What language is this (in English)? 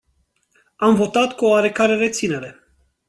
Romanian